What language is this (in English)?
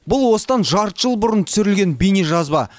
Kazakh